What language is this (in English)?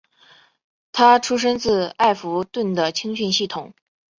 Chinese